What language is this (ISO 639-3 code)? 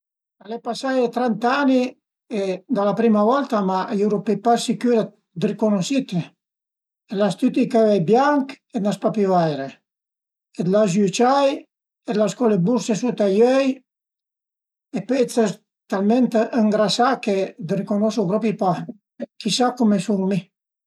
pms